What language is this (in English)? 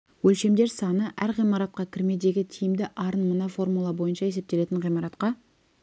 Kazakh